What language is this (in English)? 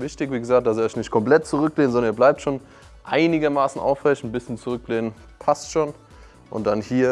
German